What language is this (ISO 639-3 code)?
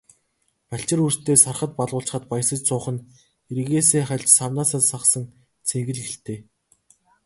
mon